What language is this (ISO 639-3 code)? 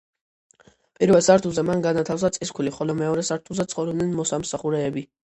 kat